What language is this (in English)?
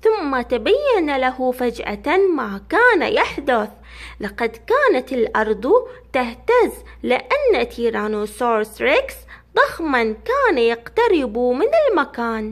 Arabic